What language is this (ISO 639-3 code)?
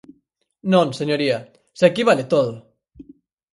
glg